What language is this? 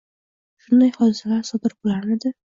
Uzbek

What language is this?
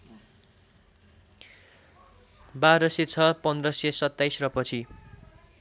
Nepali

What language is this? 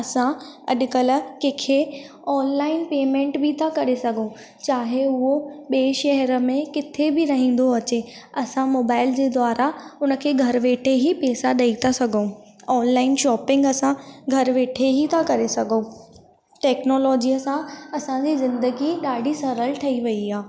Sindhi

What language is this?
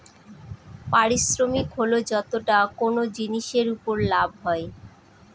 Bangla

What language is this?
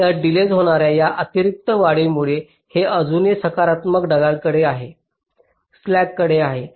Marathi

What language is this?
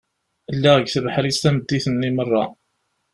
Kabyle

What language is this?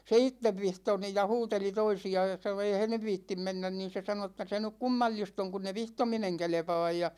Finnish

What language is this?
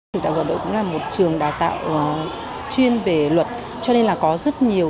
Vietnamese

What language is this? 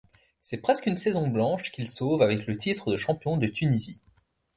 French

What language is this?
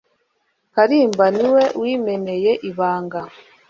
Kinyarwanda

